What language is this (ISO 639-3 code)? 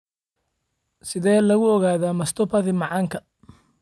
som